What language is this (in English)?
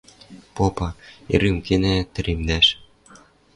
Western Mari